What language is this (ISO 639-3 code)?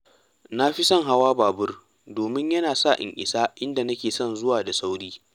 hau